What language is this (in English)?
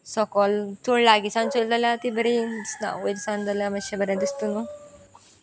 Konkani